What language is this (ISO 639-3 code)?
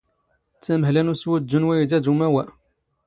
zgh